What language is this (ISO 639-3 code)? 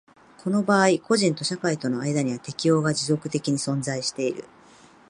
jpn